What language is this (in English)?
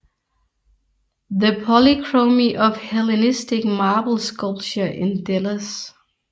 Danish